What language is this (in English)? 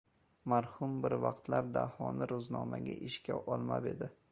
Uzbek